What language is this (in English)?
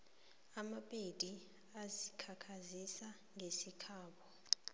South Ndebele